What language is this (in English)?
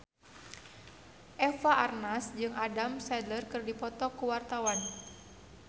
Sundanese